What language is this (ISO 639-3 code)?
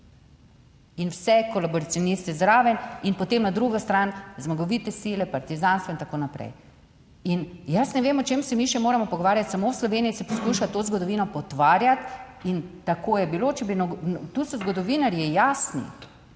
slv